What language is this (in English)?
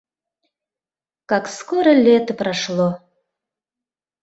Mari